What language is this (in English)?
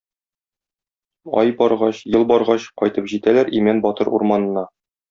Tatar